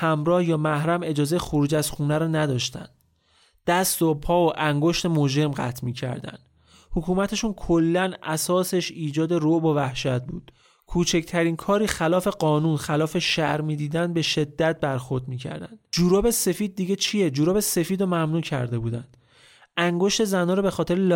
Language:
Persian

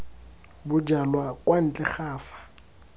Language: Tswana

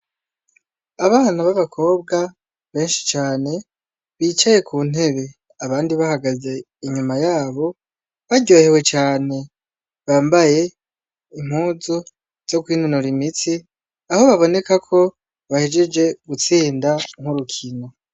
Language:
Rundi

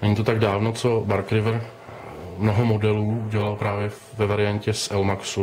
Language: Czech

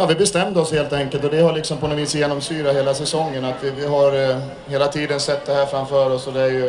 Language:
Swedish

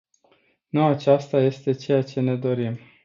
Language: Romanian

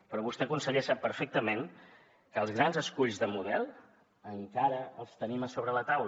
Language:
Catalan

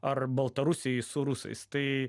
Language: Lithuanian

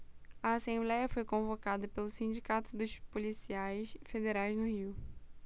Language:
Portuguese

